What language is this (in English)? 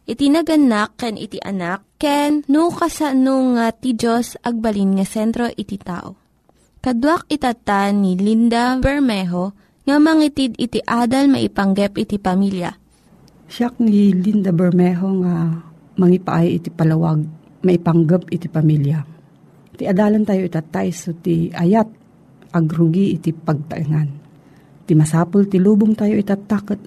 Filipino